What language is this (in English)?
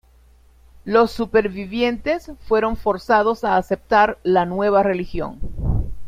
Spanish